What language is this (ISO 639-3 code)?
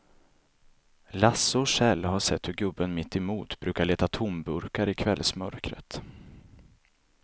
swe